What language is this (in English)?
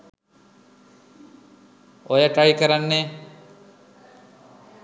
Sinhala